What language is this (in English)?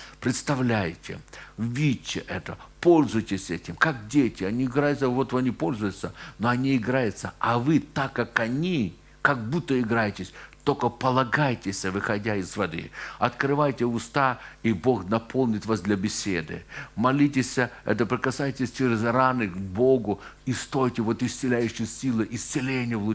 Russian